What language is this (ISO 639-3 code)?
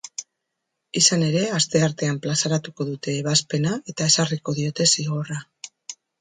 eus